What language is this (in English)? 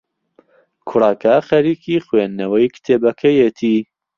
Central Kurdish